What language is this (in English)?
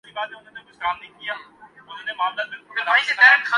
Urdu